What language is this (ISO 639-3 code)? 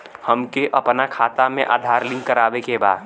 bho